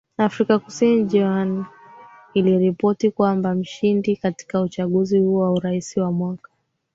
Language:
Swahili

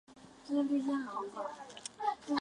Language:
Chinese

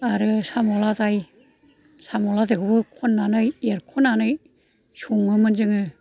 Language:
Bodo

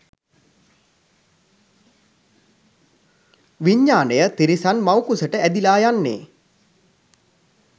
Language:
Sinhala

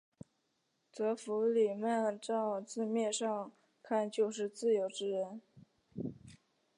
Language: Chinese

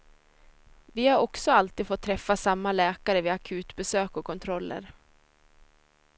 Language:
Swedish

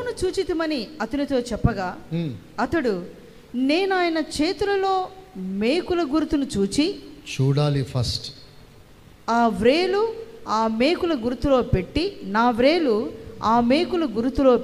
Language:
Telugu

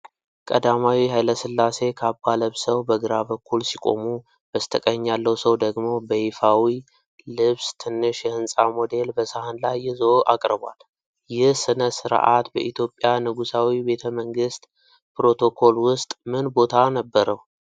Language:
Amharic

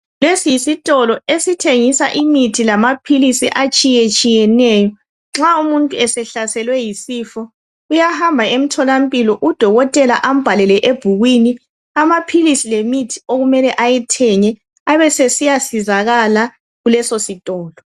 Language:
North Ndebele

